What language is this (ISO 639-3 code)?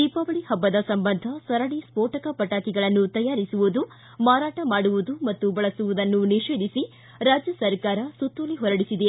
kan